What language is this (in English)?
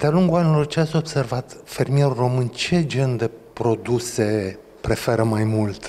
Romanian